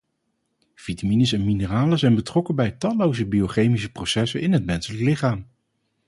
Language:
Dutch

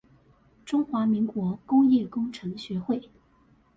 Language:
Chinese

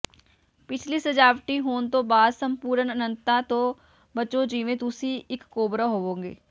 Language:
Punjabi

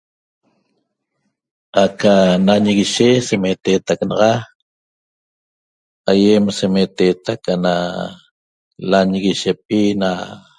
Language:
Toba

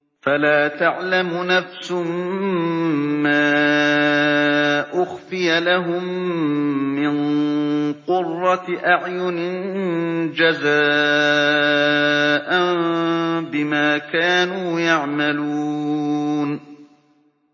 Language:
Arabic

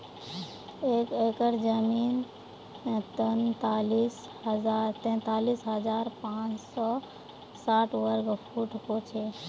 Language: Magahi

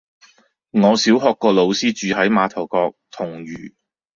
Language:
Cantonese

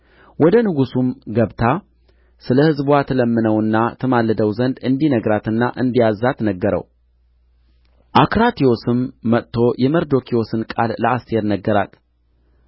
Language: Amharic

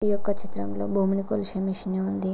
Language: Telugu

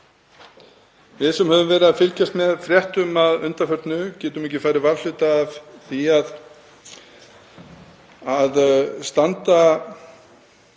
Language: Icelandic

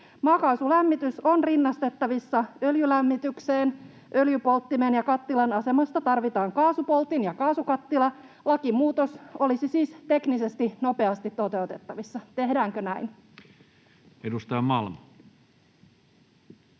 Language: Finnish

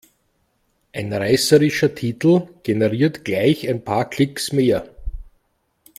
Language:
German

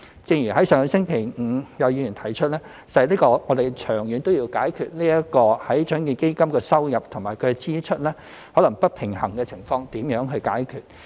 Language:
Cantonese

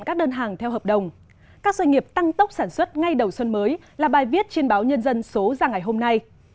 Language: Vietnamese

